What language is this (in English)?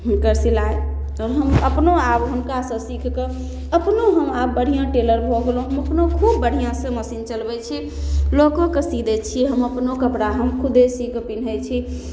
Maithili